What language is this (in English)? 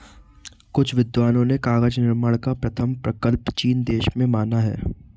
Hindi